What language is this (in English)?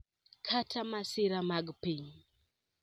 Luo (Kenya and Tanzania)